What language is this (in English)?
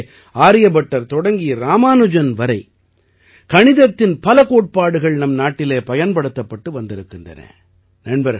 Tamil